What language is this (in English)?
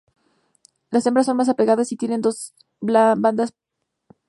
Spanish